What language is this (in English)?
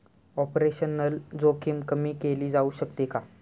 Marathi